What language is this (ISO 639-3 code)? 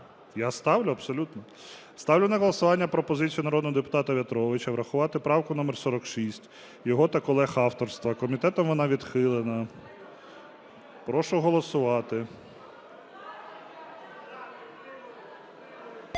ukr